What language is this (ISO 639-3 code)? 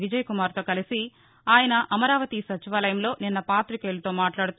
tel